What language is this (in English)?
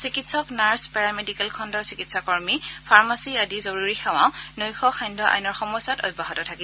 Assamese